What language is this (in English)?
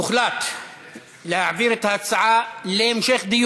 Hebrew